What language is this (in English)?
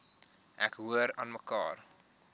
Afrikaans